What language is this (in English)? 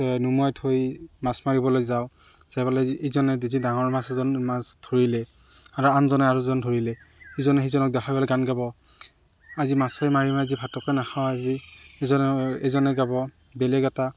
Assamese